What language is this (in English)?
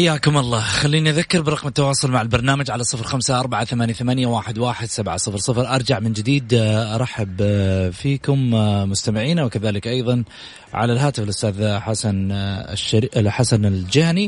Arabic